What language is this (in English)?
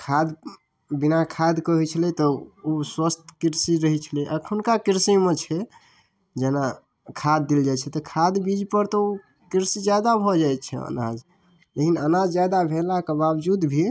Maithili